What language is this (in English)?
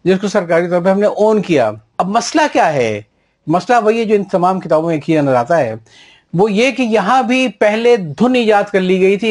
Urdu